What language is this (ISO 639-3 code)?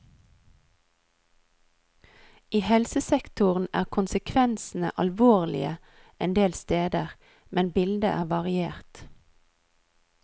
nor